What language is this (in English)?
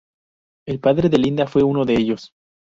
Spanish